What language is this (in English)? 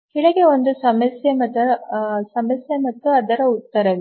Kannada